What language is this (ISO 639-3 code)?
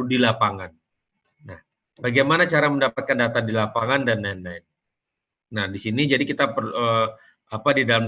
ind